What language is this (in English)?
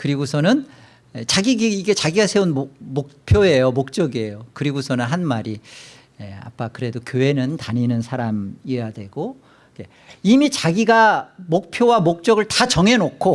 Korean